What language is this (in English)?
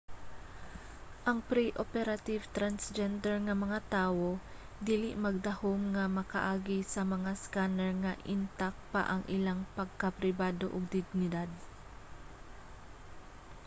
Cebuano